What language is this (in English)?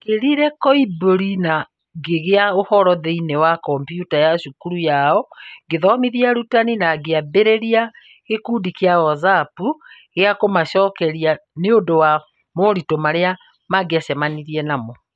Kikuyu